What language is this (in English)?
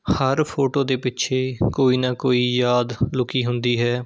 Punjabi